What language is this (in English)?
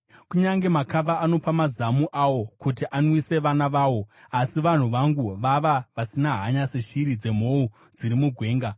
Shona